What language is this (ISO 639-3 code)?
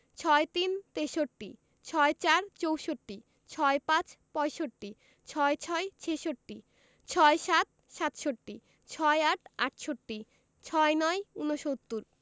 ben